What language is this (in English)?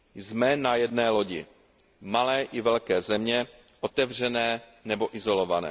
Czech